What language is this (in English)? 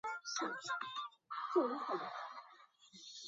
Chinese